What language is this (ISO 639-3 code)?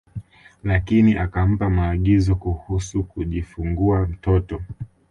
swa